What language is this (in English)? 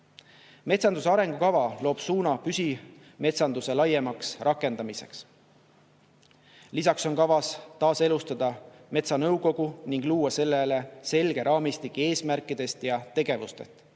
Estonian